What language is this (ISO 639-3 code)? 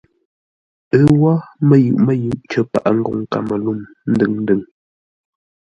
nla